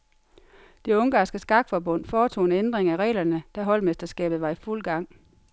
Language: Danish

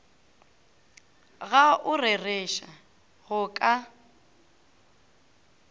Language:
Northern Sotho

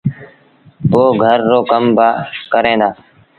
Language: Sindhi Bhil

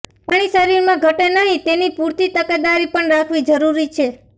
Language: Gujarati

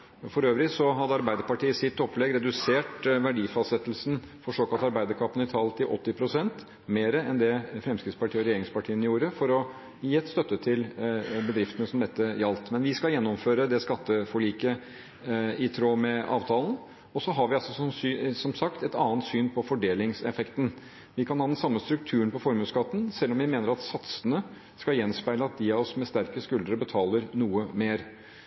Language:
Norwegian Bokmål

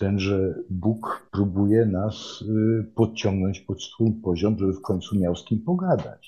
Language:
Polish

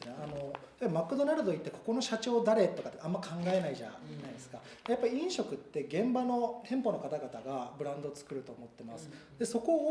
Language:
Japanese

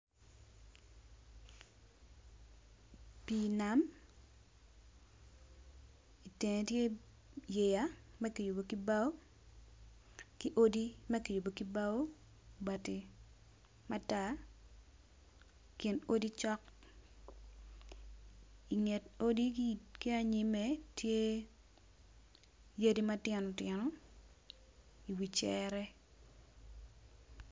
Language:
Acoli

